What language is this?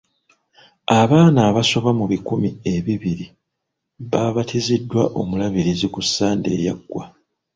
Ganda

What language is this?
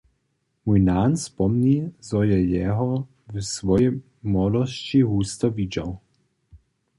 Upper Sorbian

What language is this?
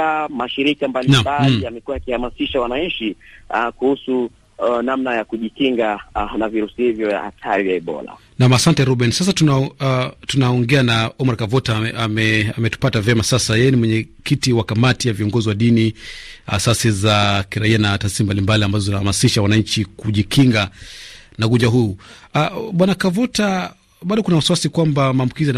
Swahili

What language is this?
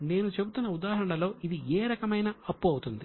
Telugu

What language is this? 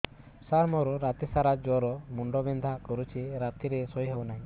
Odia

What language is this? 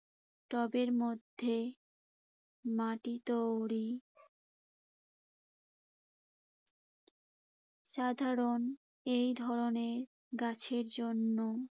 Bangla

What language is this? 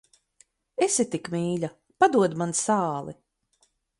Latvian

